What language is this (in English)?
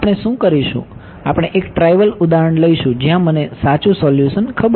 Gujarati